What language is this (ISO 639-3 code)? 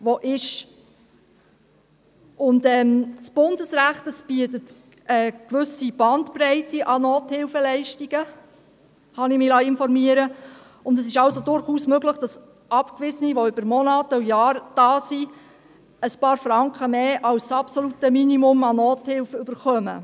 gsw